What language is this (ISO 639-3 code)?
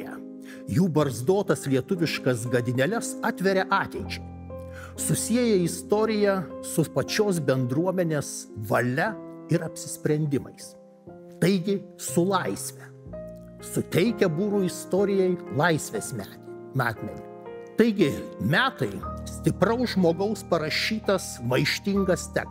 lit